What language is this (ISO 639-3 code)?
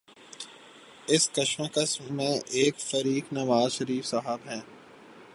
urd